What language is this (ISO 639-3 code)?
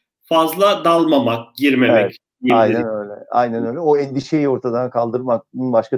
tur